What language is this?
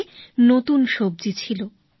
Bangla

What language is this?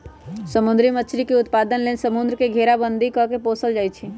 Magahi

